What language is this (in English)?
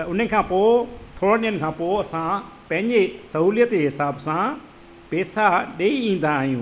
Sindhi